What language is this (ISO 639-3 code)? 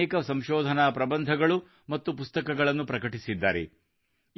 kan